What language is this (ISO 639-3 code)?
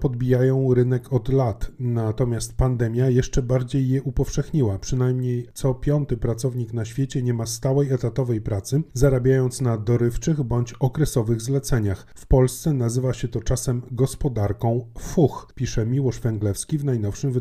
pol